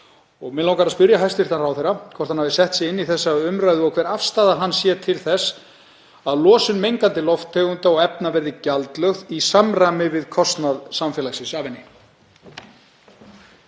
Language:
Icelandic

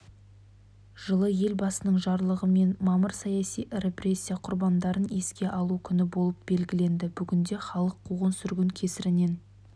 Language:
Kazakh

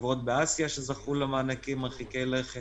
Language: Hebrew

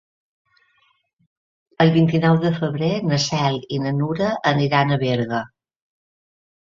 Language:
Catalan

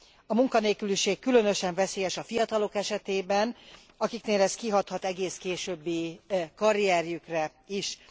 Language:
Hungarian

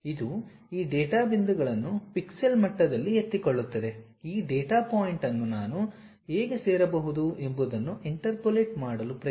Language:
Kannada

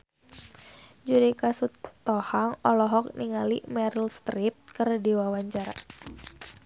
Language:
Sundanese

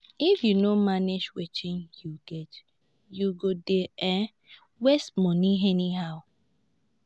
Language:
Nigerian Pidgin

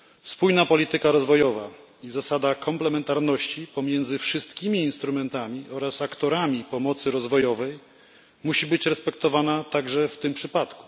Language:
Polish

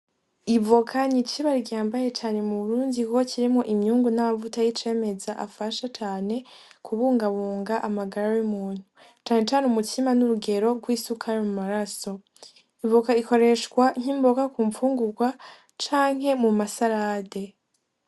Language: Rundi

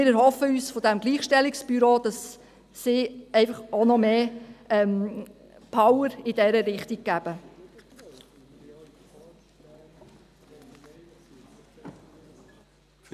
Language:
Swiss German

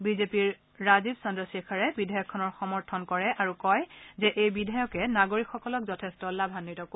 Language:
Assamese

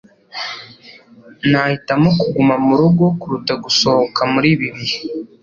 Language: Kinyarwanda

